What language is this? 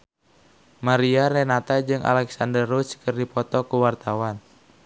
Sundanese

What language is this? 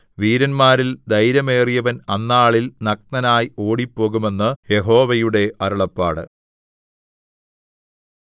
Malayalam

